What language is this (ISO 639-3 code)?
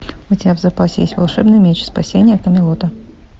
rus